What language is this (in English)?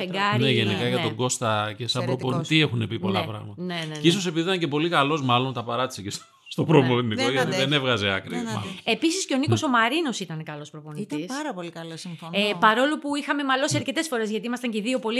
Greek